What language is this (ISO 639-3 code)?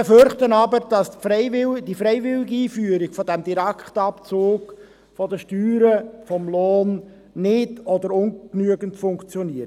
gsw